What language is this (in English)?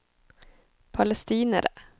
Norwegian